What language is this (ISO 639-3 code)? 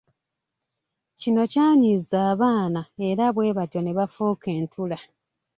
lug